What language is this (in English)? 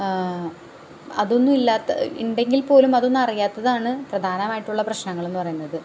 Malayalam